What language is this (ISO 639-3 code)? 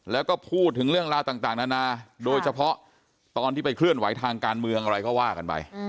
tha